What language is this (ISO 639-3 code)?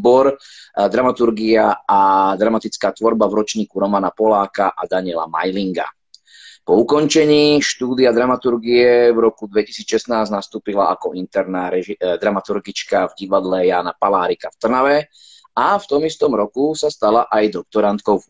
slk